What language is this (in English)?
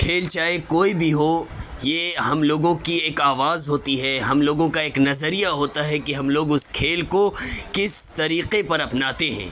Urdu